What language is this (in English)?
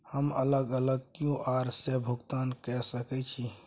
Maithili